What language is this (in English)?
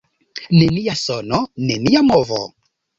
Esperanto